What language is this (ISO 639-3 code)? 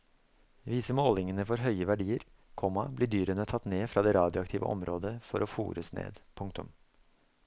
nor